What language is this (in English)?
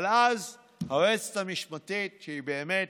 Hebrew